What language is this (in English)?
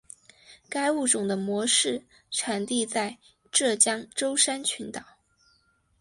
Chinese